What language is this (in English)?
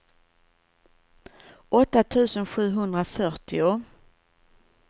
Swedish